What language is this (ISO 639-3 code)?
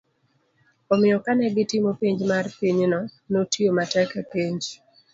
luo